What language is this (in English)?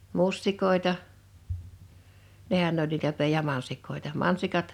Finnish